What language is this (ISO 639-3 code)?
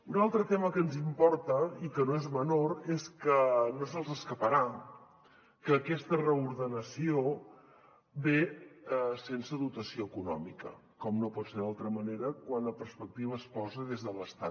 cat